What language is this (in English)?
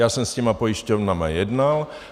Czech